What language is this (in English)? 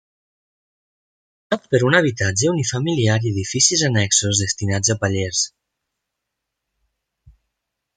Catalan